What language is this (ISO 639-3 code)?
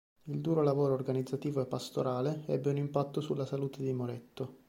ita